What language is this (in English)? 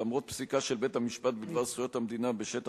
Hebrew